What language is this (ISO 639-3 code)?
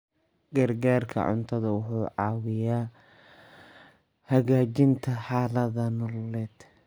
som